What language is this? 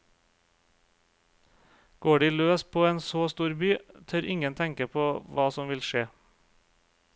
Norwegian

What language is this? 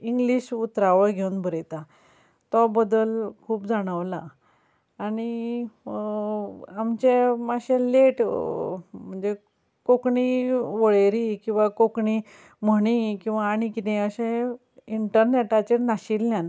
Konkani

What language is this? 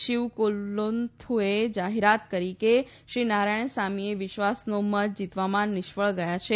Gujarati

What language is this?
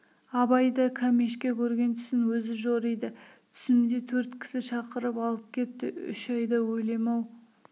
Kazakh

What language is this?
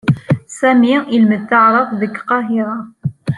Kabyle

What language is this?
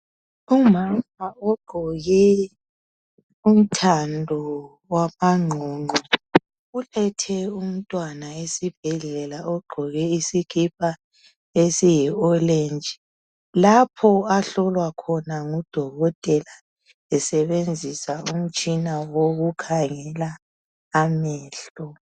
North Ndebele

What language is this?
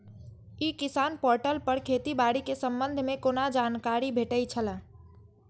Maithili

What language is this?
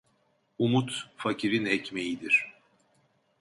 Turkish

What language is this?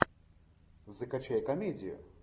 Russian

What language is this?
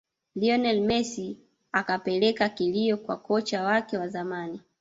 Swahili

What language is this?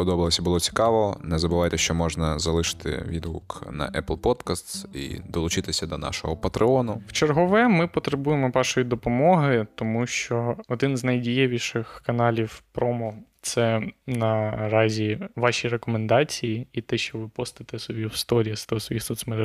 Ukrainian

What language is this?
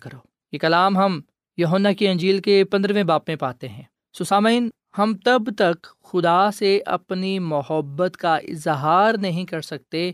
Urdu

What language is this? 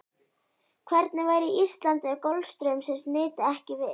Icelandic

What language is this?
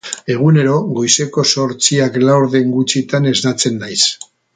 Basque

